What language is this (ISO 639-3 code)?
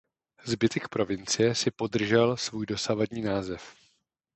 ces